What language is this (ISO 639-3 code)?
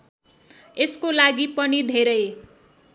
nep